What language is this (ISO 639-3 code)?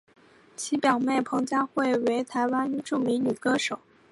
zho